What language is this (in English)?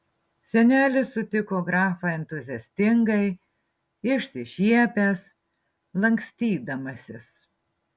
Lithuanian